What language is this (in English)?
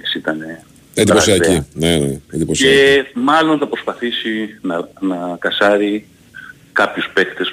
Greek